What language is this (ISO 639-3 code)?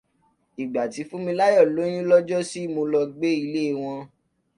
yor